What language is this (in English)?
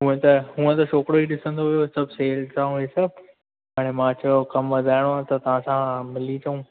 Sindhi